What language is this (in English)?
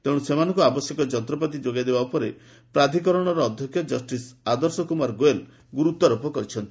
Odia